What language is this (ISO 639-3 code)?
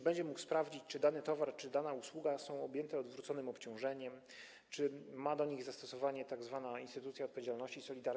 pol